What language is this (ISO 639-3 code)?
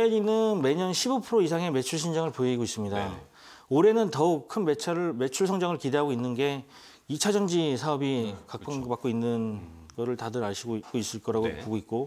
kor